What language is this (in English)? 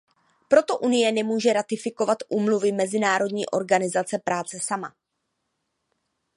Czech